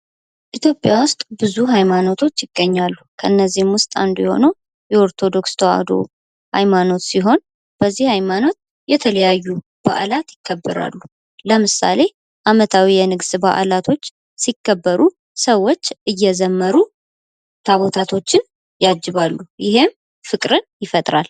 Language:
Amharic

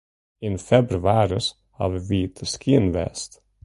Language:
Western Frisian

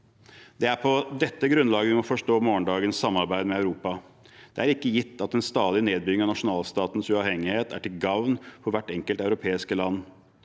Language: Norwegian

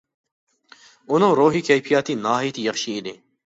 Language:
Uyghur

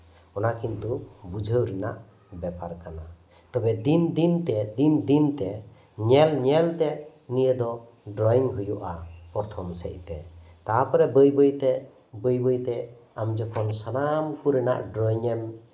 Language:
Santali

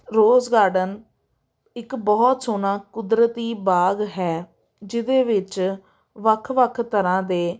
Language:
Punjabi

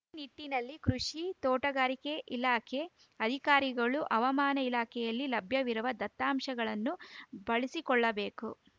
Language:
Kannada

